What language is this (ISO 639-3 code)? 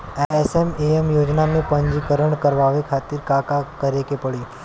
bho